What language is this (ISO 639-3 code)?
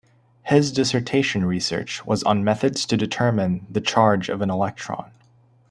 eng